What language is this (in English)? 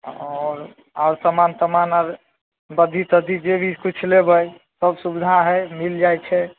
Maithili